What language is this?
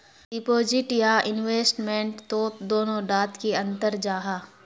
Magahi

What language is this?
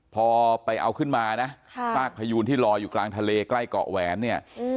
Thai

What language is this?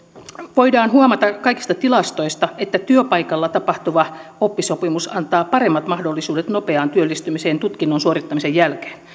Finnish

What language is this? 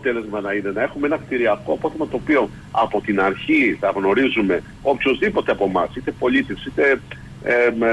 Greek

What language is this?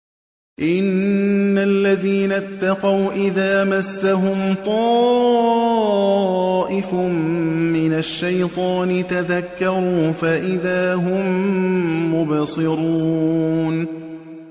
Arabic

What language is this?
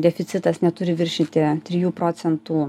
Lithuanian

